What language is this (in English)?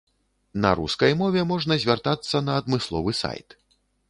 Belarusian